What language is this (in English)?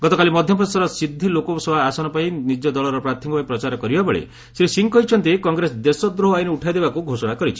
Odia